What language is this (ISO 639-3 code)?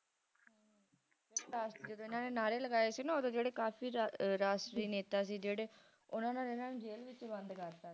pan